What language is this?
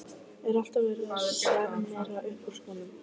Icelandic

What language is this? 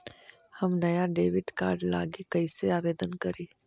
Magahi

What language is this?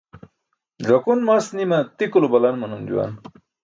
Burushaski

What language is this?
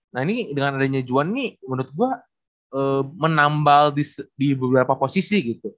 Indonesian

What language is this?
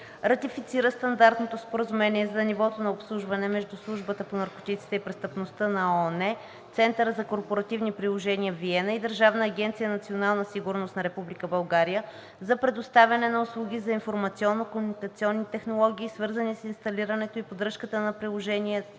Bulgarian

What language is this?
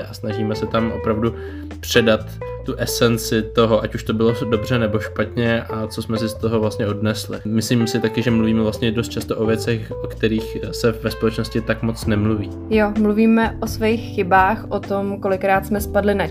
Czech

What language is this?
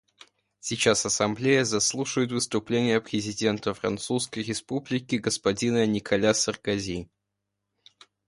Russian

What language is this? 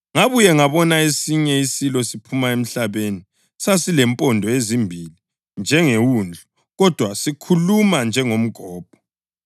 North Ndebele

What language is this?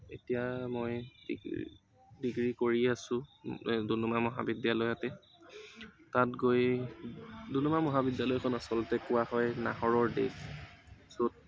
Assamese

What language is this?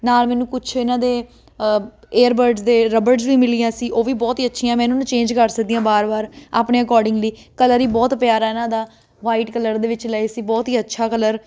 Punjabi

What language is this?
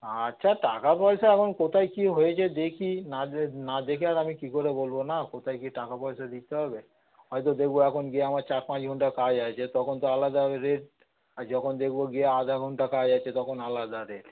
Bangla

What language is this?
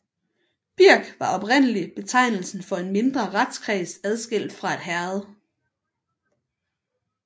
Danish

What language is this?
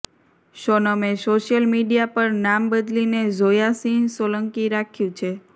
Gujarati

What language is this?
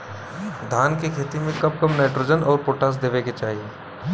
Bhojpuri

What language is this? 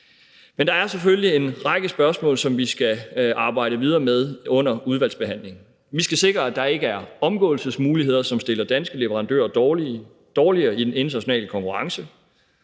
Danish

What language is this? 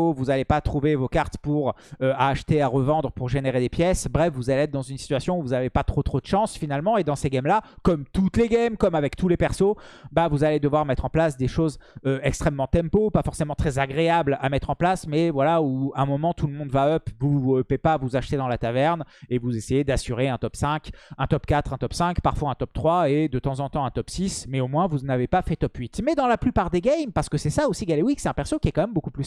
French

